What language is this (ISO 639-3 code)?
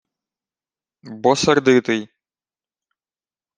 ukr